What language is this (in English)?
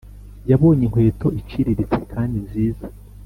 Kinyarwanda